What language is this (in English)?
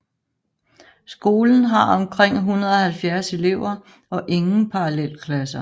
Danish